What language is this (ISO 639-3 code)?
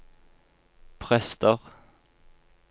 nor